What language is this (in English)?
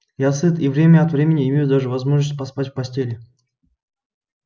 Russian